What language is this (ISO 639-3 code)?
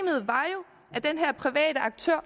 dan